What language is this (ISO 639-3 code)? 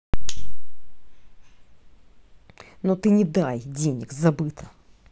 rus